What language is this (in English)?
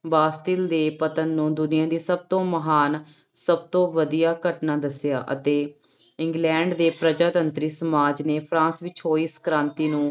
Punjabi